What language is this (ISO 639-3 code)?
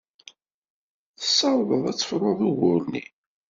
kab